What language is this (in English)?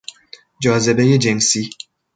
Persian